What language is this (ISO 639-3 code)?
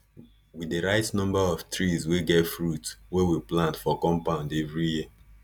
pcm